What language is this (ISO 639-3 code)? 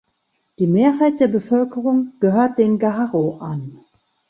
deu